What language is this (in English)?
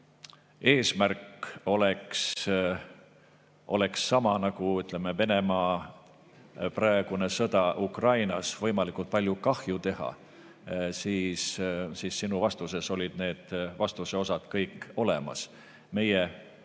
Estonian